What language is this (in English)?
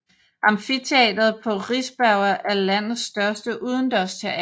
Danish